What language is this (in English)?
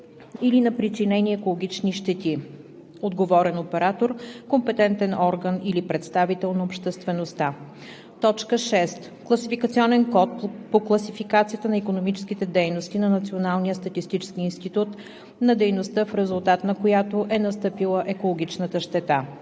Bulgarian